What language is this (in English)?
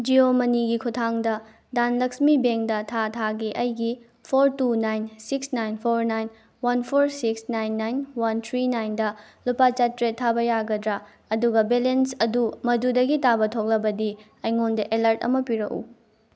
Manipuri